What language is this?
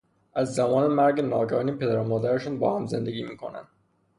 Persian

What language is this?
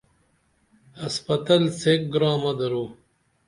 Dameli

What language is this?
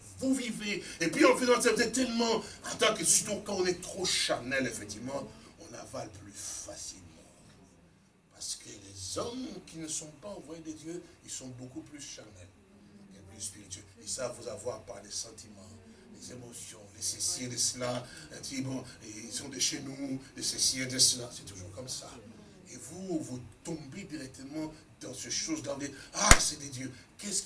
French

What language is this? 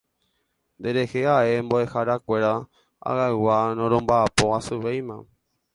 Guarani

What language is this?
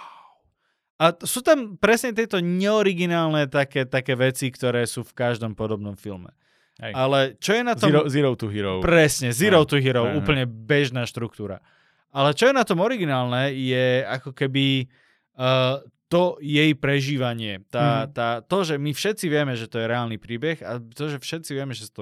Slovak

